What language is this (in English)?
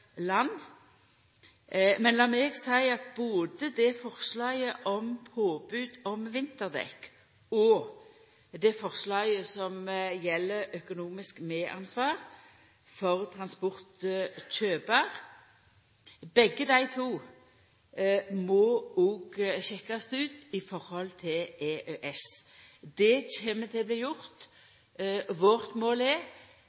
Norwegian Nynorsk